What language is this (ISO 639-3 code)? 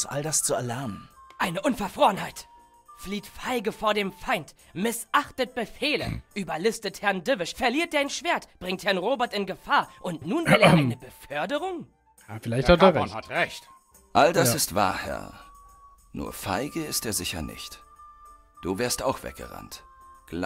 deu